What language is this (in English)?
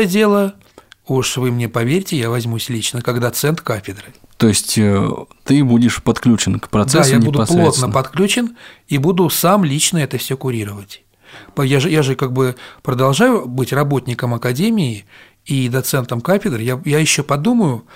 Russian